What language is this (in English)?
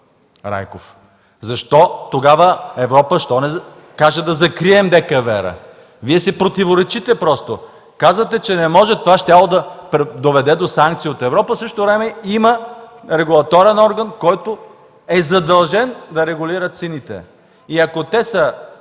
Bulgarian